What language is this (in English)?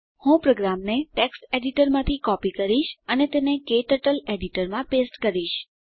Gujarati